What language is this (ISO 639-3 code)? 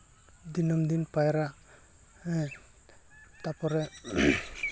sat